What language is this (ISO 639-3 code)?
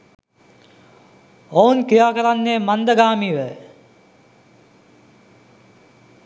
sin